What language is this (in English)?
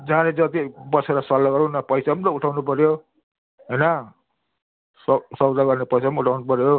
Nepali